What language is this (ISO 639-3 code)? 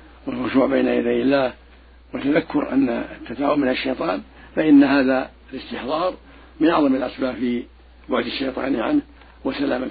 ara